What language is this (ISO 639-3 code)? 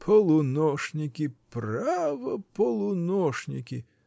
rus